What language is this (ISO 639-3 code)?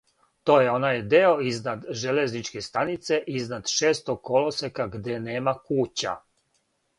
srp